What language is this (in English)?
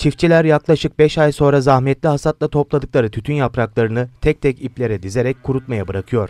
Turkish